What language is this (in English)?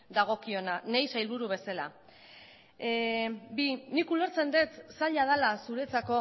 Basque